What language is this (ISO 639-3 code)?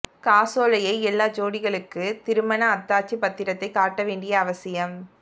tam